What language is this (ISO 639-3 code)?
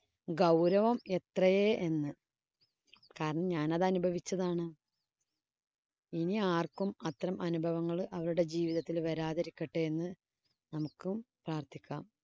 mal